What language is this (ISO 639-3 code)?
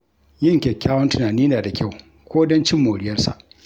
hau